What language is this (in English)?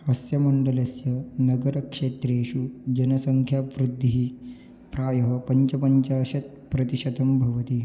Sanskrit